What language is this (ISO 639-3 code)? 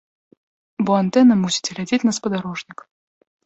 bel